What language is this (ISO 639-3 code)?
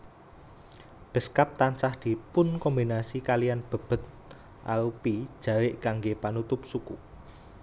jav